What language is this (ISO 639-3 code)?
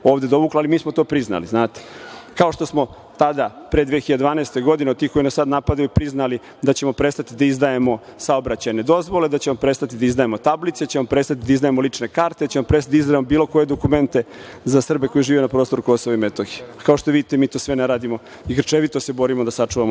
srp